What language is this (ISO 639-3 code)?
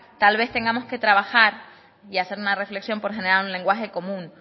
spa